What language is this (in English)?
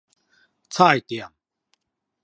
Min Nan Chinese